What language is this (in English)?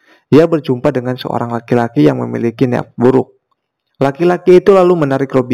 Indonesian